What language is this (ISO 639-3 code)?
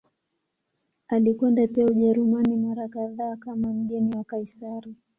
swa